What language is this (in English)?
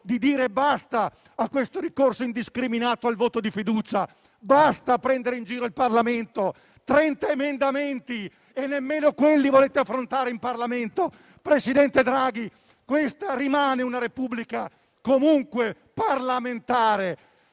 Italian